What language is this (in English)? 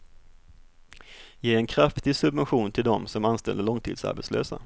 Swedish